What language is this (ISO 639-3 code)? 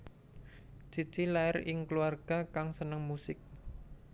jav